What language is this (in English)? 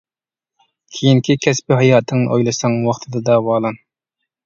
Uyghur